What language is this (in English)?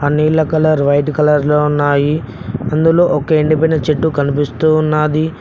Telugu